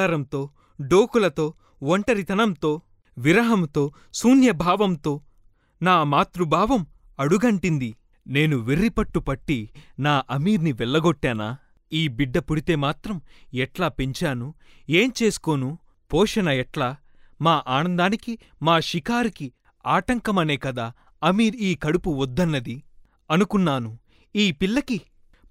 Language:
Telugu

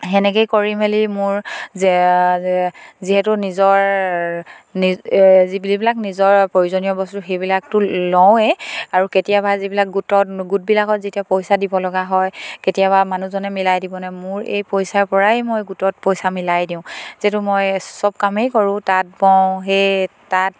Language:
Assamese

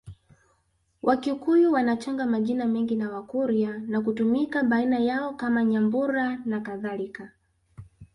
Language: Swahili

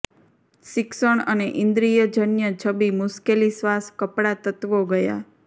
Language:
Gujarati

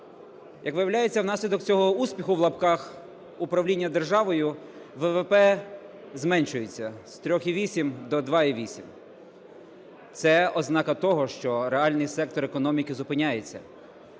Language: Ukrainian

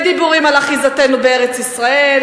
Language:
Hebrew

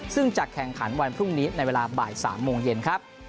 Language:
Thai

